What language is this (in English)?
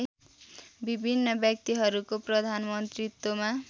Nepali